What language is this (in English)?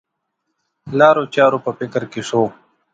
Pashto